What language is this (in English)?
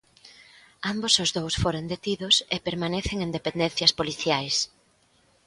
Galician